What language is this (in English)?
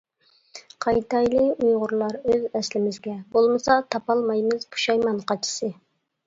Uyghur